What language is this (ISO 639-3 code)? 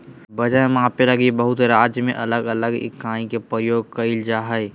mag